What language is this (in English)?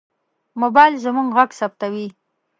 Pashto